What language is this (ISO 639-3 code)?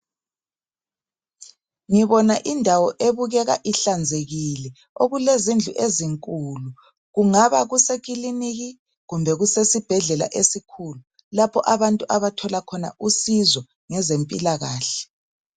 nde